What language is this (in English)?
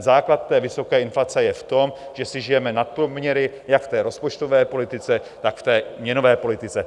Czech